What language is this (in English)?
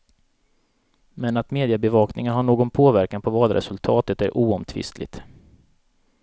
Swedish